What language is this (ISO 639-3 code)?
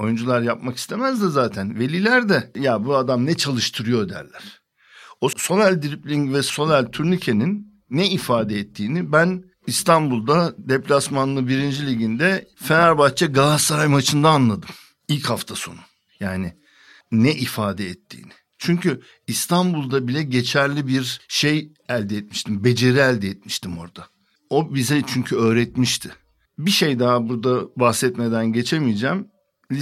tur